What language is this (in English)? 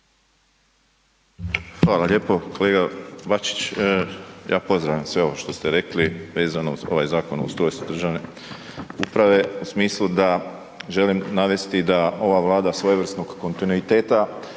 Croatian